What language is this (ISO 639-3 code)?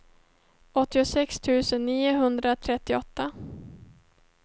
swe